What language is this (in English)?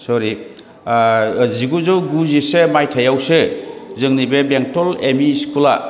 Bodo